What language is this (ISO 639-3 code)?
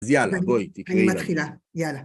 heb